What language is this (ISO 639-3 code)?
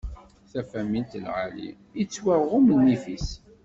kab